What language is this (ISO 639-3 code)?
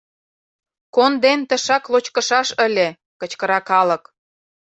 chm